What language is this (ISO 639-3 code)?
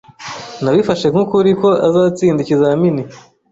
kin